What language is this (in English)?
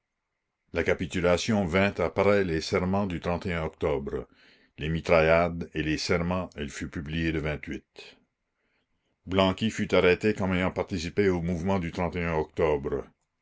French